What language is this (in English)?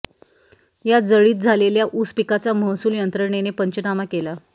Marathi